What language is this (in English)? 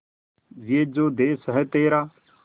Hindi